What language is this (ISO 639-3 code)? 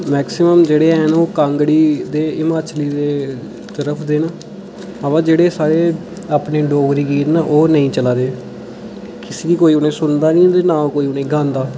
doi